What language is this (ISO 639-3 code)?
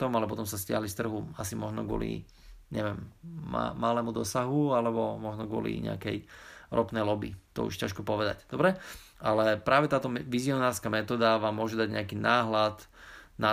slk